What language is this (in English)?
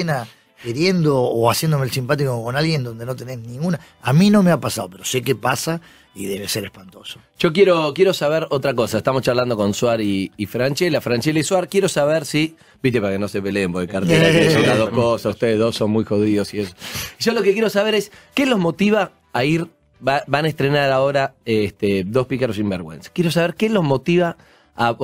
Spanish